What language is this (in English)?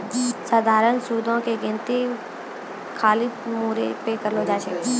Maithili